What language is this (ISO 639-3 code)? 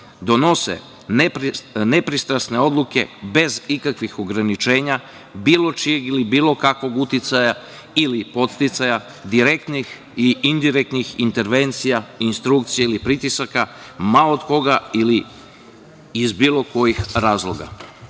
srp